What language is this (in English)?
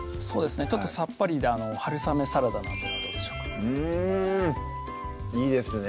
Japanese